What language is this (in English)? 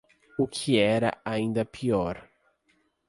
Portuguese